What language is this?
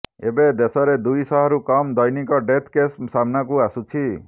Odia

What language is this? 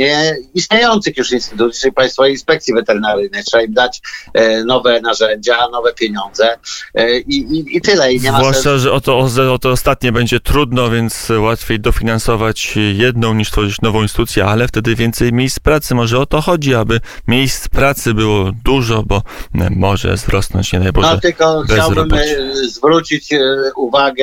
Polish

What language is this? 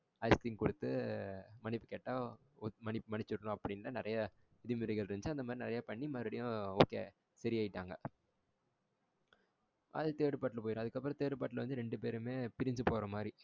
Tamil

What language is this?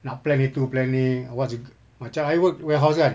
English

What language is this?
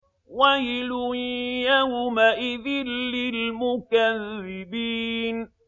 Arabic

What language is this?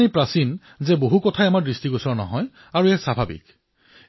Assamese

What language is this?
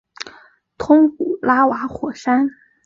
Chinese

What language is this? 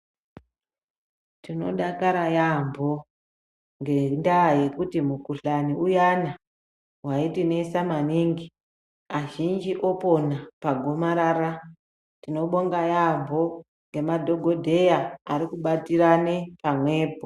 Ndau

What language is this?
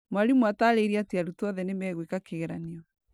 Kikuyu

